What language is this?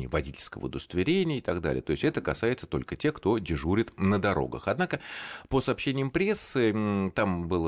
Russian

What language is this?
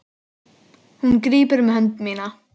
Icelandic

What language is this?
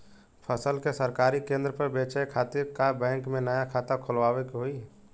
Bhojpuri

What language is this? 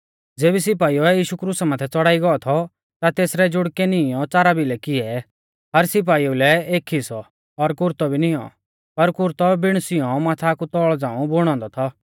Mahasu Pahari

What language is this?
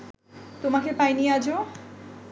Bangla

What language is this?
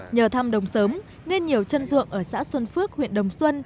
Vietnamese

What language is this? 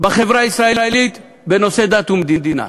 Hebrew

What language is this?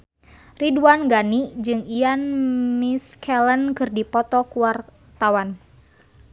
Sundanese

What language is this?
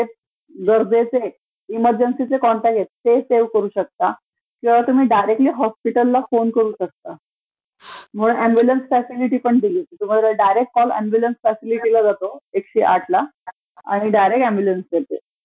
Marathi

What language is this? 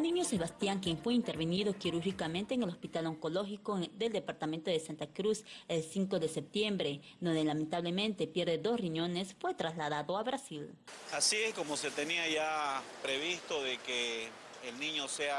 Spanish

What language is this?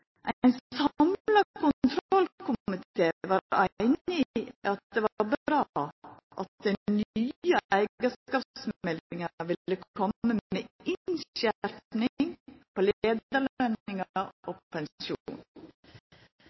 Norwegian Nynorsk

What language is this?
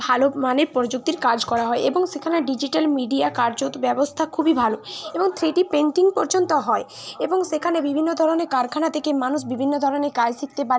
Bangla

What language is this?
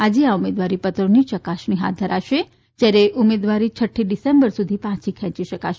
Gujarati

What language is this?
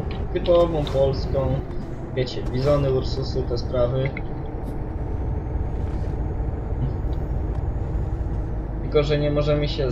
Polish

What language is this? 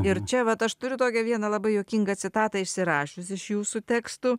Lithuanian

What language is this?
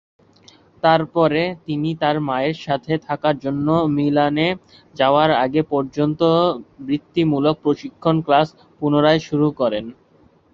Bangla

